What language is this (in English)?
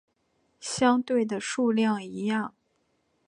Chinese